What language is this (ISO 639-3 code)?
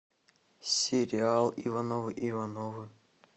rus